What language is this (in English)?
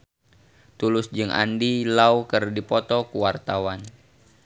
Sundanese